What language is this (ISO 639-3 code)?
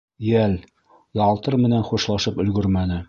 bak